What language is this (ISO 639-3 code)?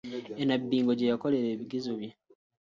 lug